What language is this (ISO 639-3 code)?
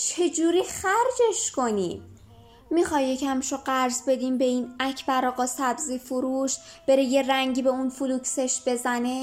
fas